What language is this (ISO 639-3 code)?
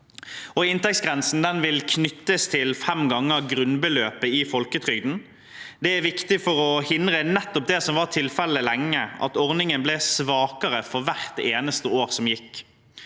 nor